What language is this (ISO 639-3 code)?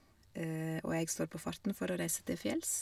nor